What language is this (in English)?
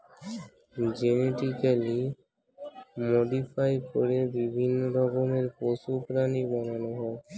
Bangla